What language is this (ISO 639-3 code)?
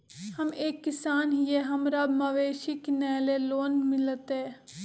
mag